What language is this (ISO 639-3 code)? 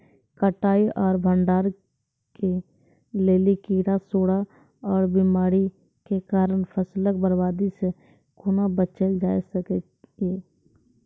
mai